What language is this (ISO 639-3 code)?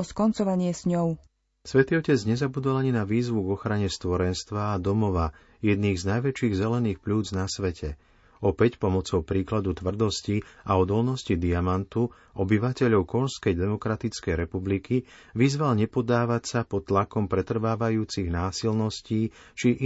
slk